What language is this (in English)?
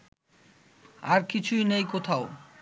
Bangla